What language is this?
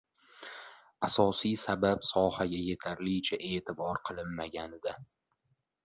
Uzbek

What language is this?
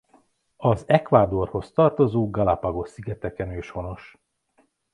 Hungarian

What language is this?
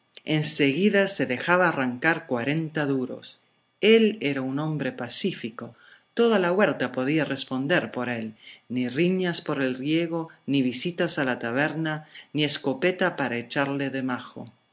Spanish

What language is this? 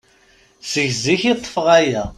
Kabyle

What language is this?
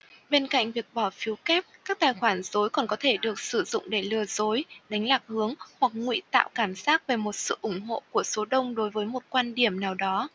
Vietnamese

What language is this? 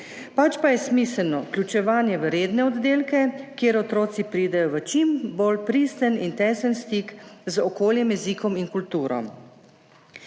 Slovenian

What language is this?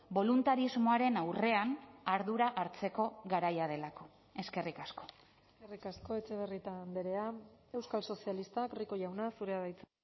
Basque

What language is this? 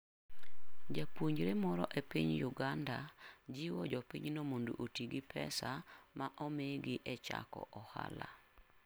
Luo (Kenya and Tanzania)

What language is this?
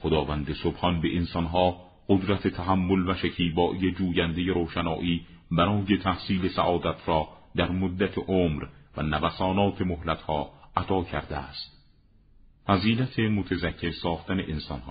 Persian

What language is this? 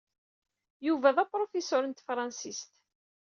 Kabyle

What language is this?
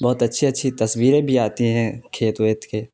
Urdu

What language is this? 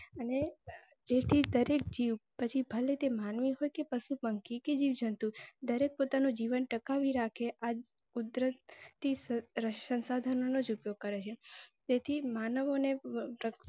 Gujarati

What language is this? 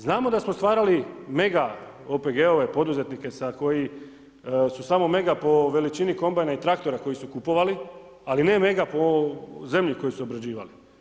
Croatian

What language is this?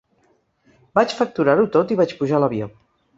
Catalan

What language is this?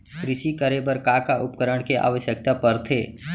Chhattisgarhi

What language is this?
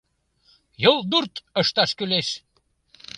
Mari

